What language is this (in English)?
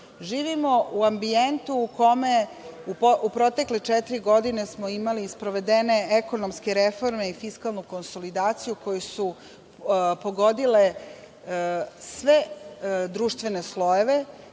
Serbian